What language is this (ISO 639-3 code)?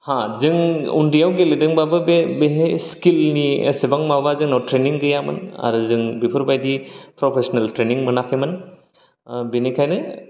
brx